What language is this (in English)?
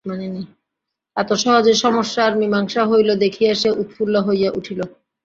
Bangla